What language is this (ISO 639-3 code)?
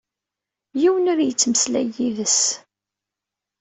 kab